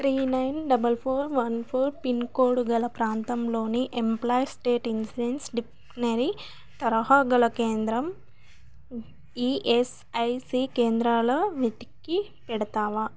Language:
Telugu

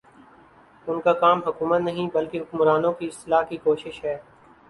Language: Urdu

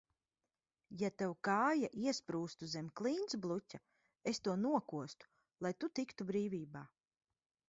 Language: Latvian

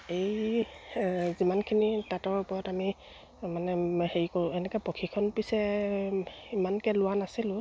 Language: Assamese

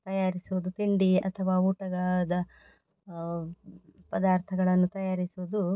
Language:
Kannada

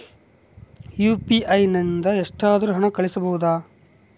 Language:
Kannada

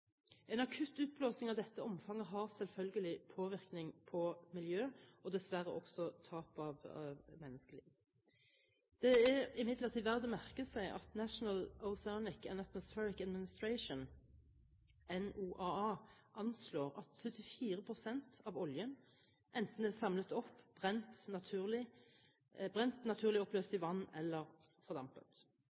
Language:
Norwegian Bokmål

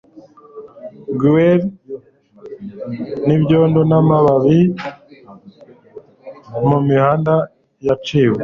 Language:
Kinyarwanda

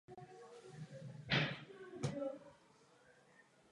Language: Czech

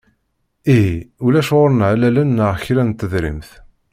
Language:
Kabyle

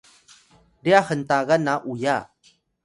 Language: Atayal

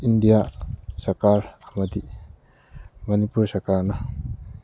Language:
Manipuri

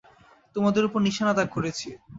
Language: Bangla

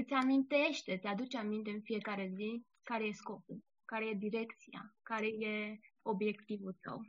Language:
Romanian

